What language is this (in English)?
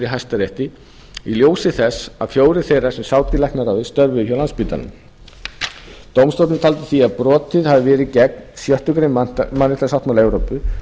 Icelandic